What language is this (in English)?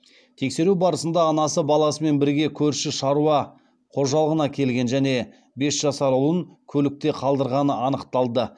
Kazakh